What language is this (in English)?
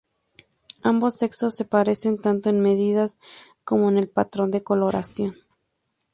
Spanish